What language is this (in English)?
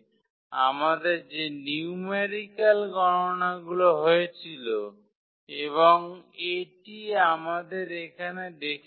Bangla